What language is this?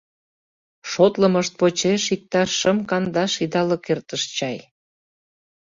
Mari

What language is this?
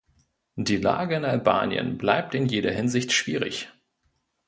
German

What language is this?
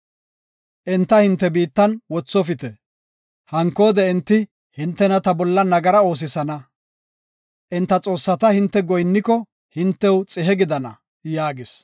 Gofa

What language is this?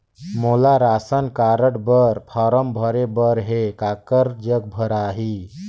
Chhattisgarhi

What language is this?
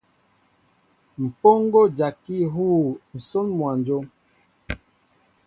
Mbo (Cameroon)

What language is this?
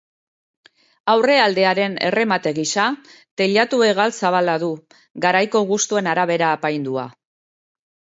Basque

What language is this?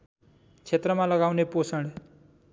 Nepali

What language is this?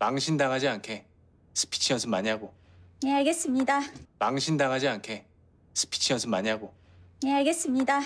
Korean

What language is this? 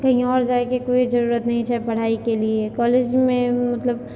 Maithili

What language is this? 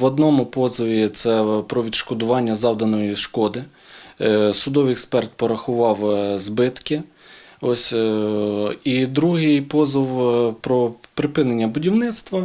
Ukrainian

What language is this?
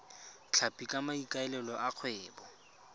Tswana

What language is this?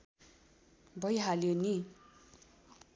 Nepali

